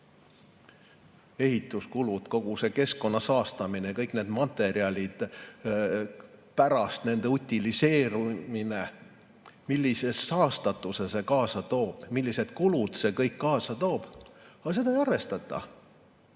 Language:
Estonian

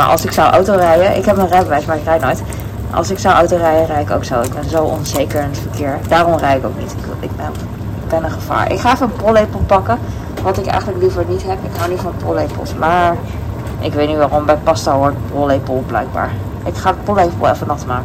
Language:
Dutch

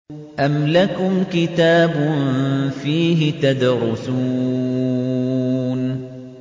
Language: Arabic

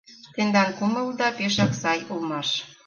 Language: Mari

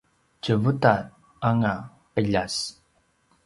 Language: Paiwan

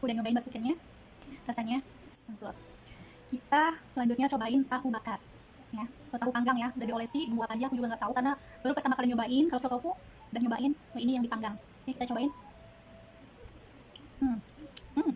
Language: Indonesian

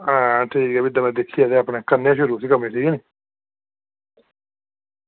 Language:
Dogri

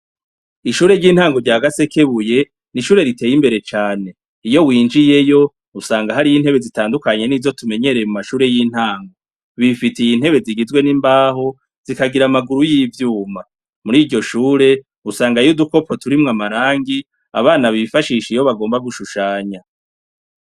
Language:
Rundi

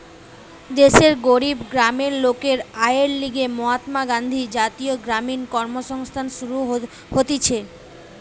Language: Bangla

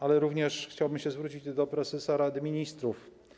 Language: Polish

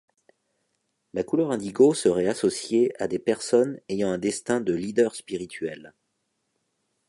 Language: French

